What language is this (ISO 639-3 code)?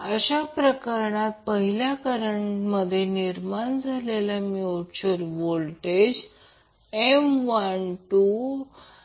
mar